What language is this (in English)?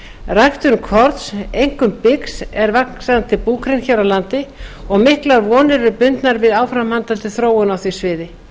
Icelandic